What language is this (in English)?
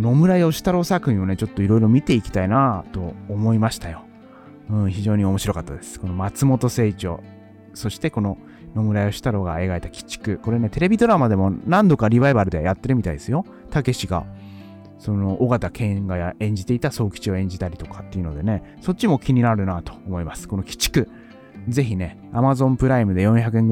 Japanese